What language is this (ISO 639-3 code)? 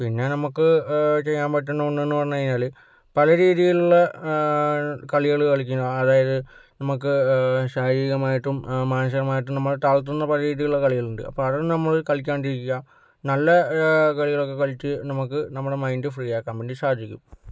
mal